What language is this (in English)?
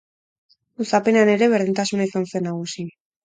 Basque